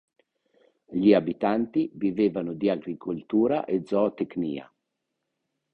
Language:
Italian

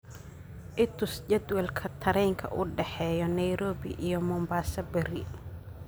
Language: Somali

